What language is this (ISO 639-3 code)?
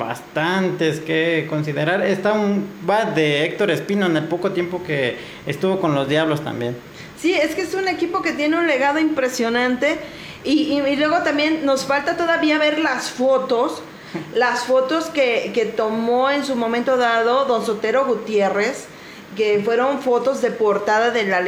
spa